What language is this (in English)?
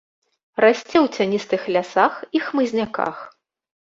Belarusian